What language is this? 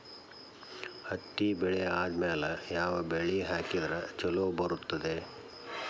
Kannada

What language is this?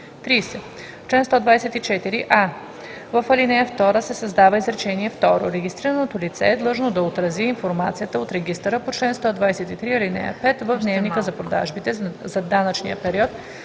Bulgarian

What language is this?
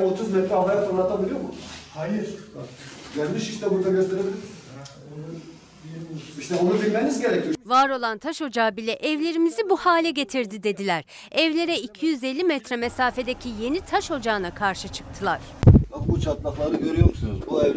Turkish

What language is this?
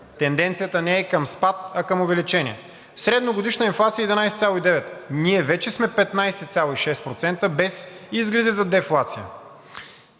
Bulgarian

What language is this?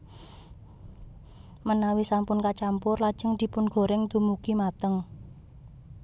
Javanese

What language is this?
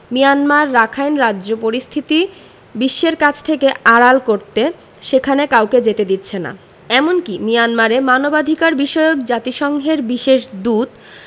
Bangla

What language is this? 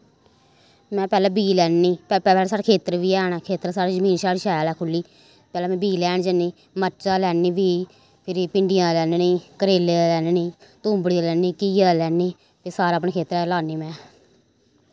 Dogri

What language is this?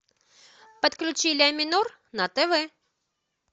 Russian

